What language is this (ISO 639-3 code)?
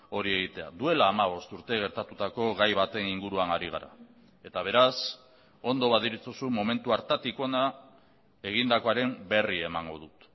eus